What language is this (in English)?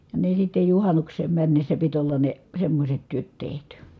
Finnish